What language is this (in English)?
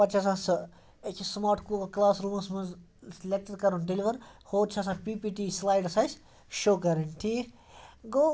Kashmiri